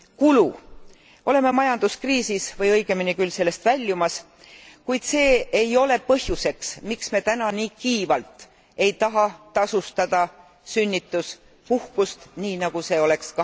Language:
Estonian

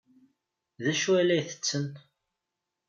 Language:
Kabyle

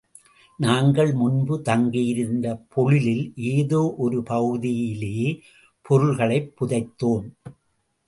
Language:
Tamil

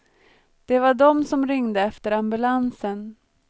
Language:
Swedish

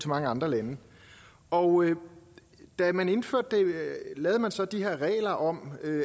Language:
Danish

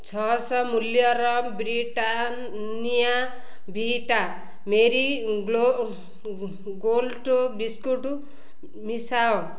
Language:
Odia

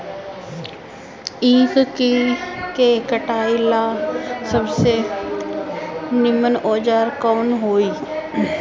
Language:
Bhojpuri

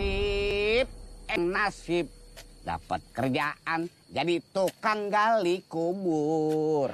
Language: Indonesian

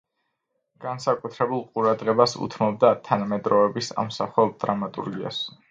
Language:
Georgian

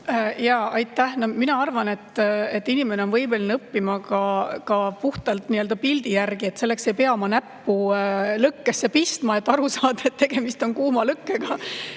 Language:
Estonian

